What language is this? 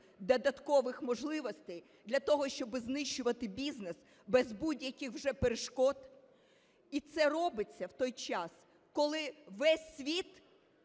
Ukrainian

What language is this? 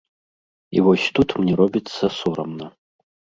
Belarusian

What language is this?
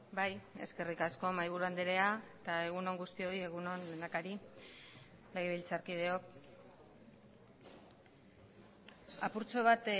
Basque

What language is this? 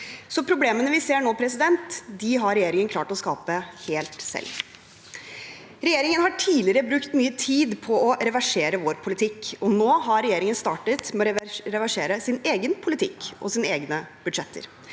Norwegian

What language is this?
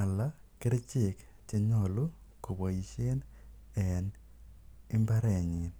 Kalenjin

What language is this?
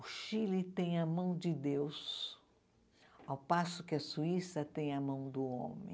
Portuguese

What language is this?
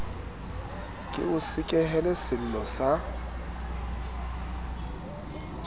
Southern Sotho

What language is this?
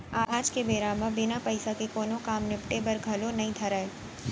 Chhattisgarhi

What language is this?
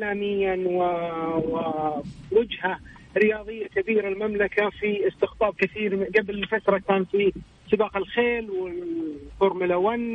Arabic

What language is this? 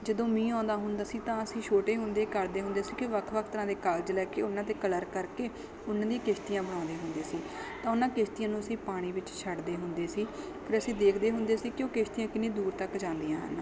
Punjabi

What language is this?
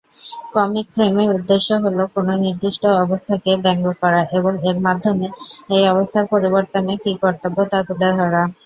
Bangla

